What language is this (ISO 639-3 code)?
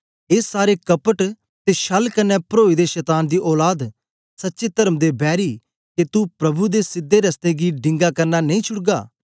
doi